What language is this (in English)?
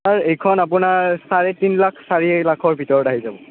Assamese